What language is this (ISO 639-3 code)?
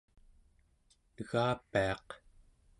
esu